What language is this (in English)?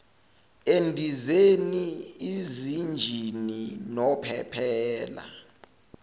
Zulu